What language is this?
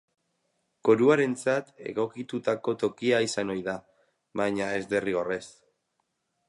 Basque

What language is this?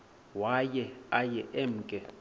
Xhosa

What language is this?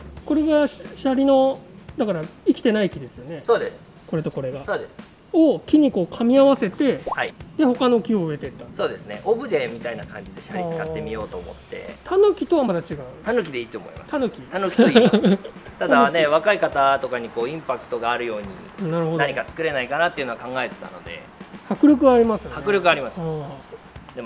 Japanese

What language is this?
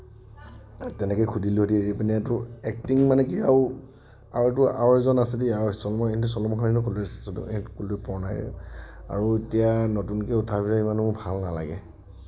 Assamese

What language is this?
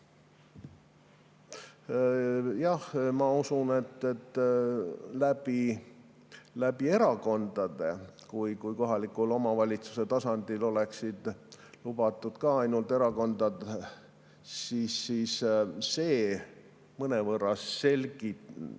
Estonian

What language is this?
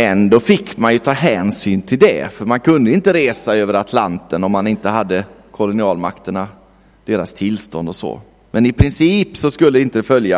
Swedish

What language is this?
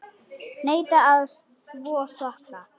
Icelandic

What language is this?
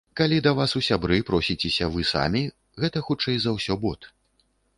Belarusian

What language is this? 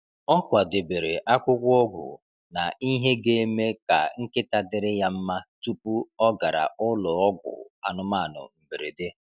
Igbo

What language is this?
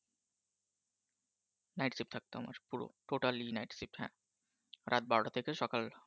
Bangla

